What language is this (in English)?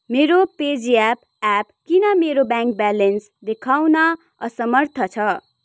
Nepali